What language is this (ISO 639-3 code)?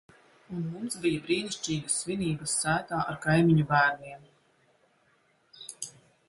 lav